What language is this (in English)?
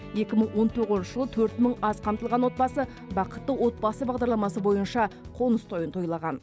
Kazakh